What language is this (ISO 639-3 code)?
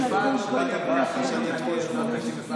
heb